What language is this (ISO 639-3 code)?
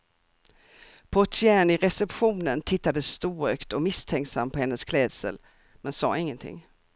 swe